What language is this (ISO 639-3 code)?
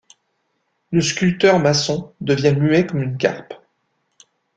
fra